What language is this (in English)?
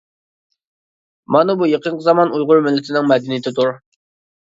Uyghur